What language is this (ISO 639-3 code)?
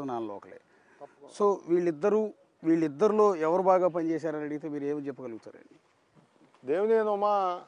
tel